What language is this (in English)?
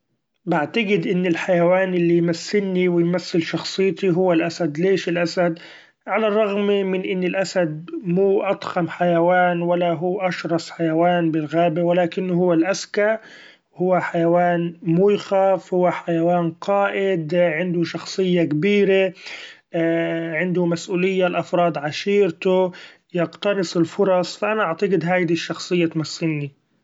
Gulf Arabic